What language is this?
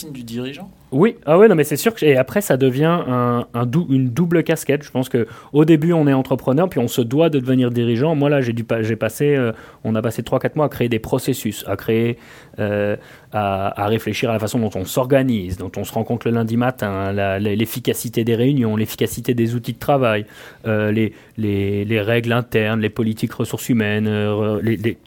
French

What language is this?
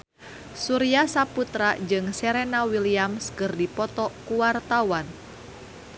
Sundanese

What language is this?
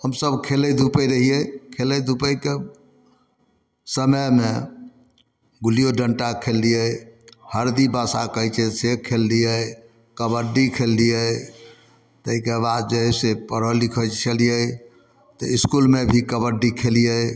Maithili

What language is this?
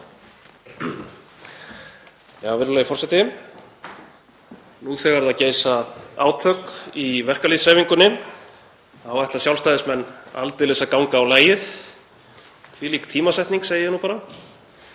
Icelandic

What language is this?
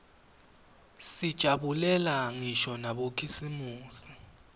Swati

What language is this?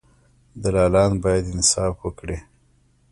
Pashto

